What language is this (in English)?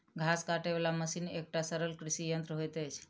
Maithili